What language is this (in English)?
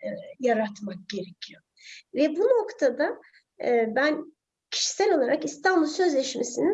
Turkish